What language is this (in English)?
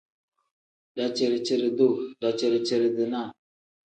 Tem